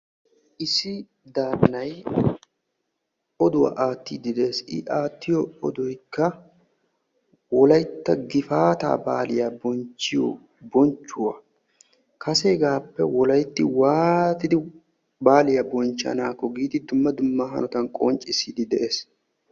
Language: Wolaytta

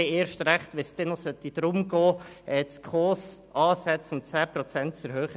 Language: Swiss German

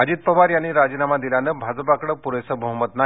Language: Marathi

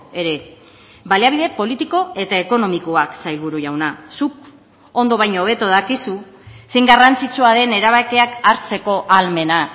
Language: Basque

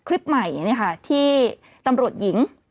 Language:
Thai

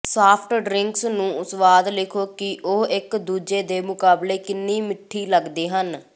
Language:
Punjabi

